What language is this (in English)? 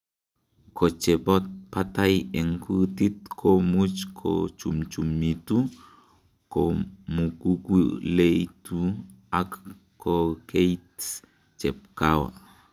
Kalenjin